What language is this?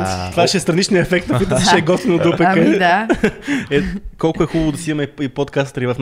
Bulgarian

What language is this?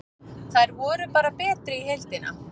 Icelandic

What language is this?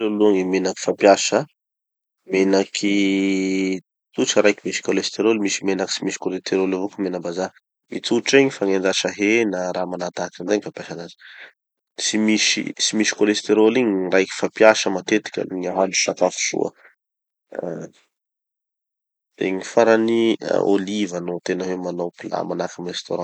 Tanosy Malagasy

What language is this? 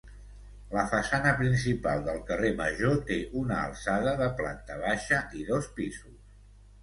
Catalan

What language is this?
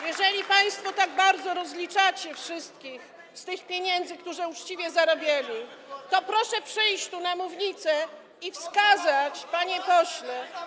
Polish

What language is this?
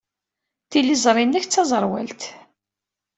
Kabyle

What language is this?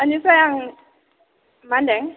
Bodo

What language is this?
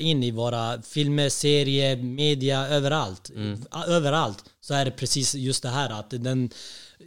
Swedish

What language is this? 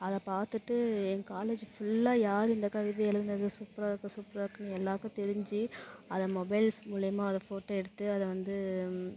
Tamil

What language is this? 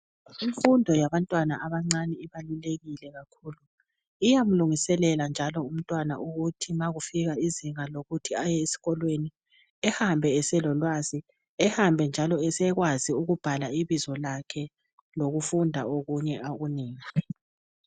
North Ndebele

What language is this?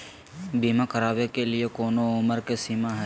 Magahi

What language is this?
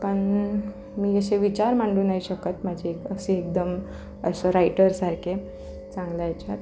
Marathi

